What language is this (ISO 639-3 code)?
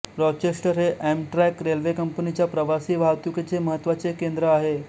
mar